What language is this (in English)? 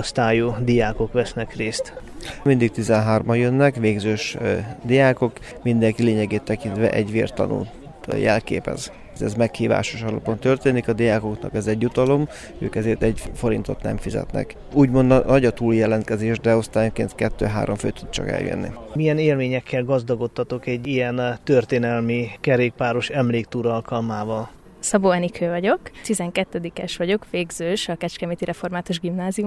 Hungarian